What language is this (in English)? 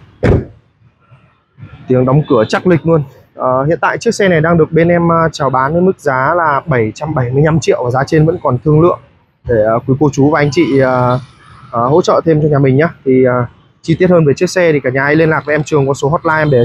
Vietnamese